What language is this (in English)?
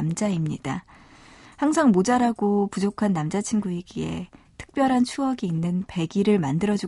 Korean